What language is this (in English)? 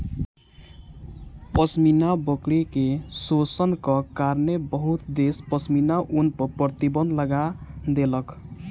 Maithili